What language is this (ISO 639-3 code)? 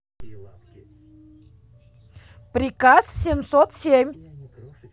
rus